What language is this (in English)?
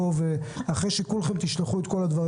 Hebrew